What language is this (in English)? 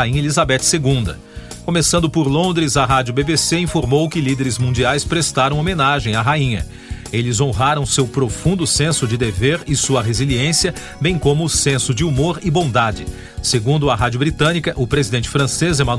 Portuguese